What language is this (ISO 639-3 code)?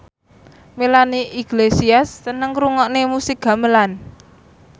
jav